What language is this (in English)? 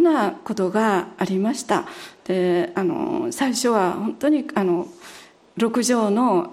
Japanese